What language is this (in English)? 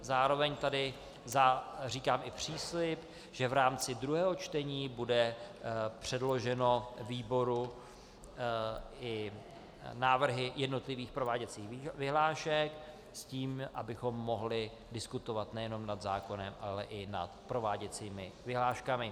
Czech